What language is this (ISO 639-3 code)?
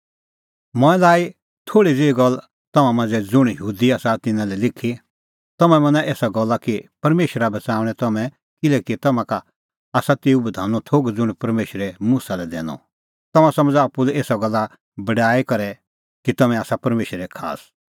kfx